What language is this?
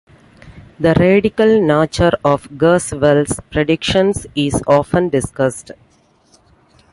English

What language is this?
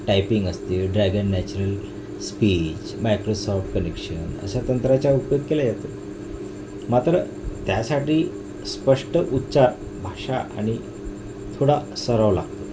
Marathi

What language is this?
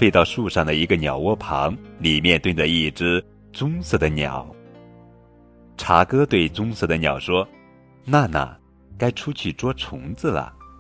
Chinese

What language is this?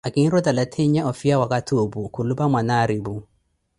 Koti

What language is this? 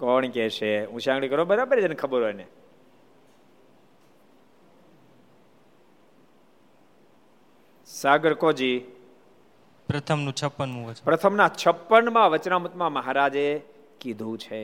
Gujarati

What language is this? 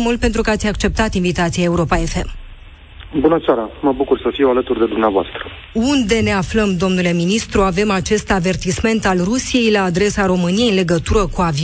Romanian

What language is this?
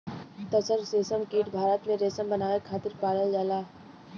Bhojpuri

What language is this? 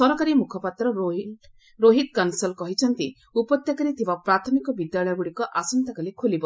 Odia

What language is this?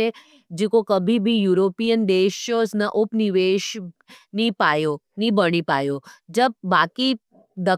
Nimadi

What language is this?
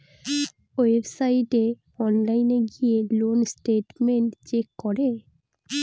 Bangla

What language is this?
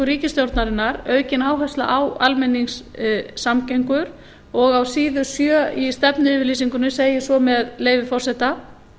Icelandic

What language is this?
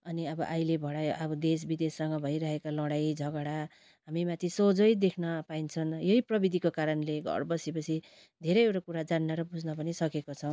Nepali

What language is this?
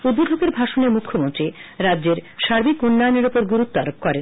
Bangla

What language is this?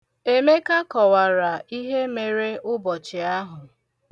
Igbo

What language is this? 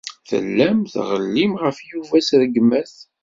Kabyle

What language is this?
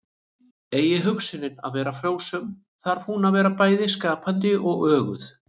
Icelandic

